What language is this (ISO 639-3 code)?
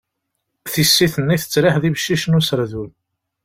kab